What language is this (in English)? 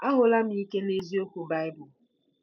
Igbo